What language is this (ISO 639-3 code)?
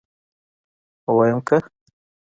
pus